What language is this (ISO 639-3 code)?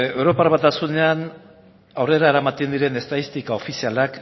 eus